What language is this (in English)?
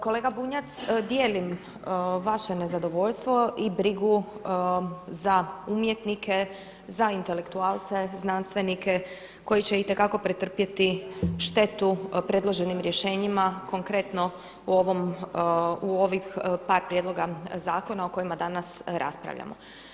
Croatian